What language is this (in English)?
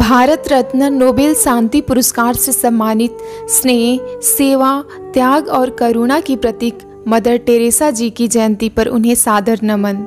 Hindi